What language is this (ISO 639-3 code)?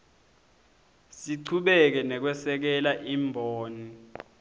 ssw